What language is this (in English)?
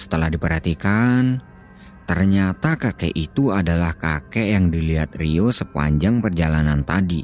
Indonesian